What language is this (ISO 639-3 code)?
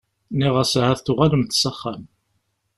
kab